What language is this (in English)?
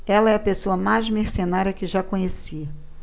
Portuguese